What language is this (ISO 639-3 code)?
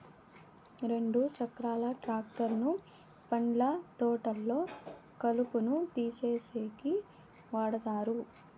tel